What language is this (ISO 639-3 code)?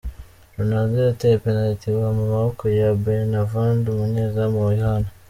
kin